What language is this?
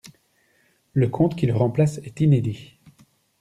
French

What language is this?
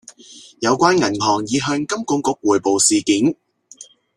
Cantonese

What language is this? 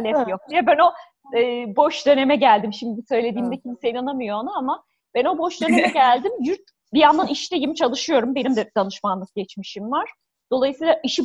Turkish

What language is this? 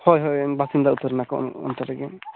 Santali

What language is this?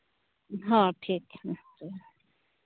Santali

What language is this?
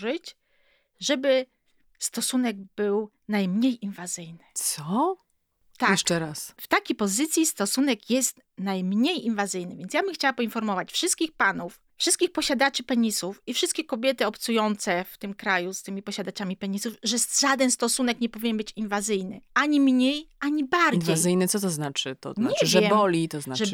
Polish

